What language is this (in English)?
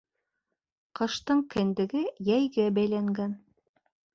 Bashkir